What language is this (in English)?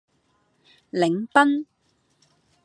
Cantonese